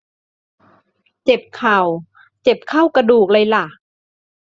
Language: Thai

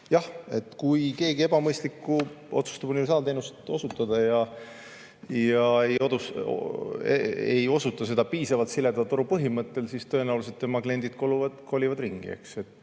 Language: Estonian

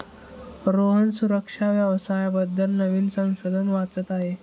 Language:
Marathi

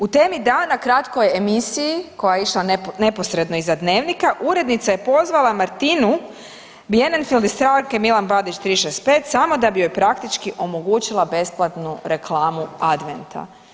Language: Croatian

